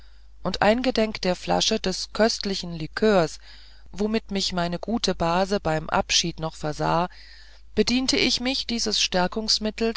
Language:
German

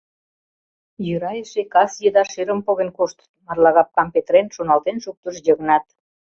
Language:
Mari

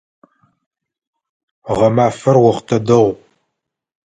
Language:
Adyghe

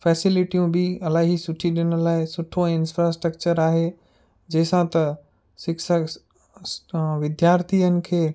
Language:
Sindhi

